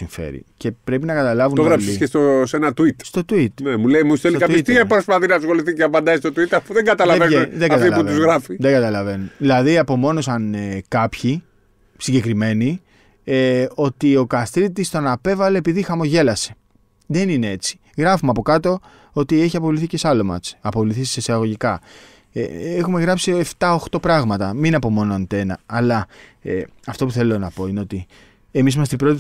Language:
Greek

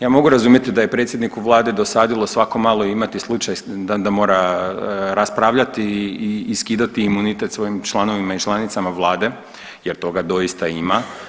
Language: Croatian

